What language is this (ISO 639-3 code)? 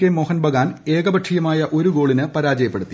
mal